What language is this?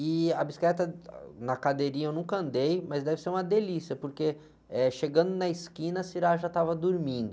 Portuguese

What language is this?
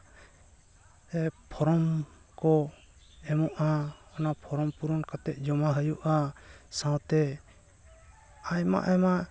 Santali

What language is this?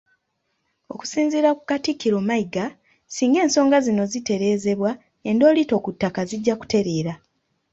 Ganda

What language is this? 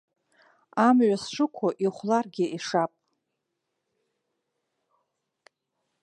Abkhazian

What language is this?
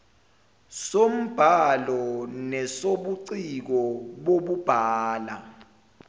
Zulu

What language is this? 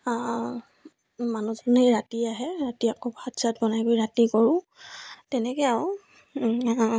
Assamese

